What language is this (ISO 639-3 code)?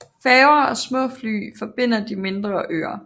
dan